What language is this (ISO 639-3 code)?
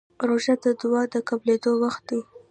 pus